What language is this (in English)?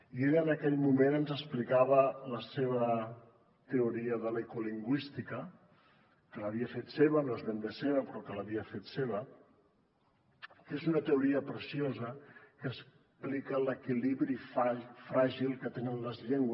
Catalan